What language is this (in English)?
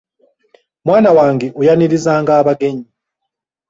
Ganda